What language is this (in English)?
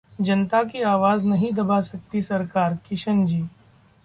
Hindi